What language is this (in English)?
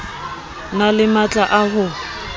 Southern Sotho